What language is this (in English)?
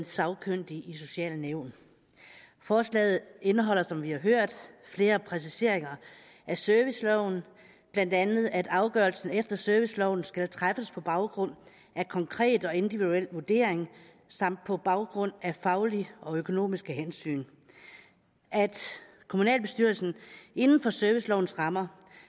Danish